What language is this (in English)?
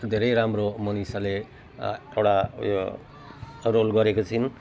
Nepali